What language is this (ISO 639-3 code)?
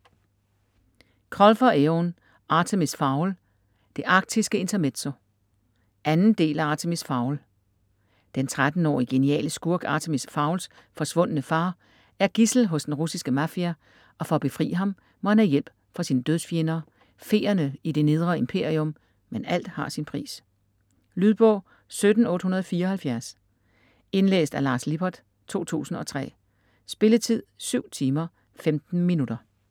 dan